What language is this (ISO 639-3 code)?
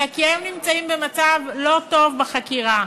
heb